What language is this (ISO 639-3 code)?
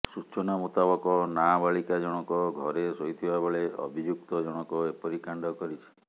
ori